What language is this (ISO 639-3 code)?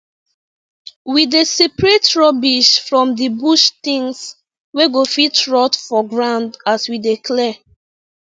pcm